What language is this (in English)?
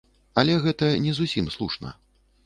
Belarusian